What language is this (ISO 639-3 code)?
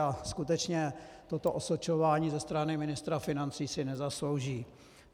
ces